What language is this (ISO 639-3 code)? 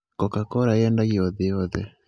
kik